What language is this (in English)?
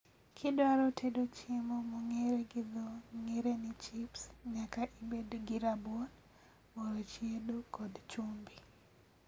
Luo (Kenya and Tanzania)